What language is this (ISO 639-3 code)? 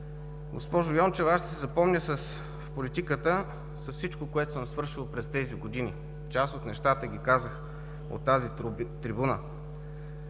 bul